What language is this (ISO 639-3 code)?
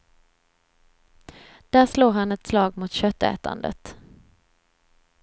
swe